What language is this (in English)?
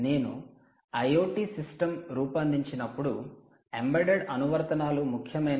Telugu